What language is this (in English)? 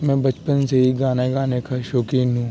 Urdu